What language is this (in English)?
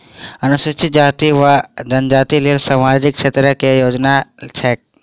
Maithili